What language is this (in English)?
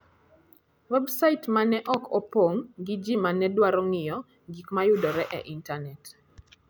Luo (Kenya and Tanzania)